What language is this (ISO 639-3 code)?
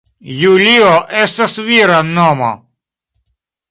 epo